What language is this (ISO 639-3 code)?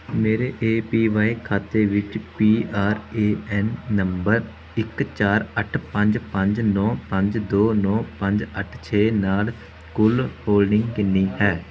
pan